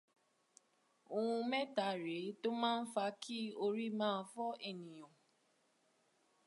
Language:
Yoruba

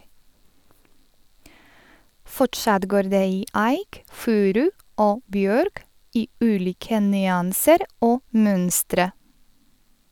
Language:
Norwegian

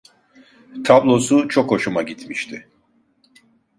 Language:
Turkish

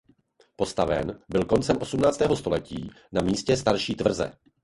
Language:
Czech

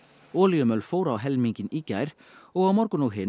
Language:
Icelandic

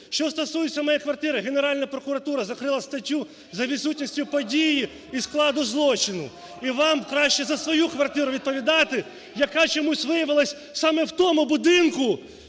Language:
Ukrainian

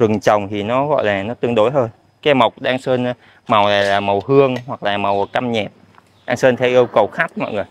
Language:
Vietnamese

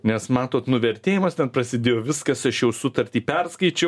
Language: Lithuanian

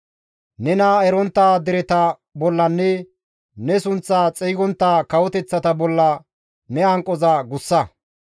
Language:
Gamo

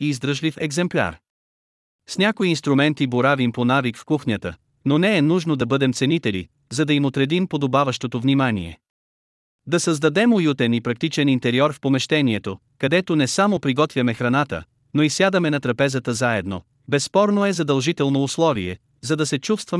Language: Bulgarian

